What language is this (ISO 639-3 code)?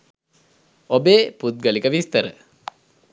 sin